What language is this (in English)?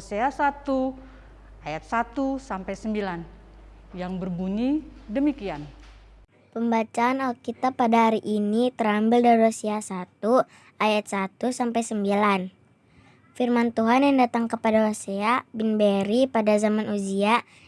Indonesian